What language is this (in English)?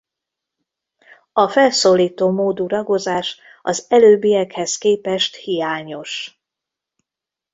Hungarian